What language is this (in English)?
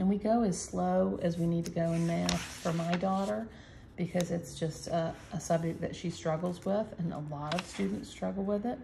English